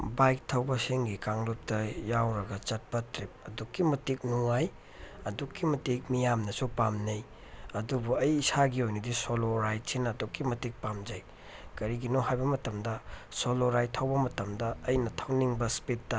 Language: Manipuri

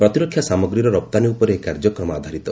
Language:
Odia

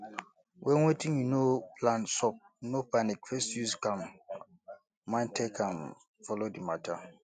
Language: Nigerian Pidgin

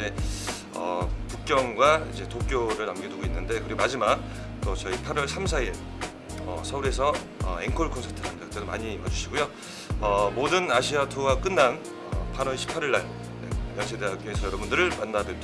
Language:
Korean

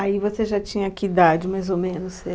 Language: Portuguese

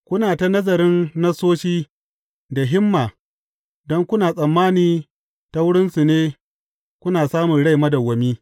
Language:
Hausa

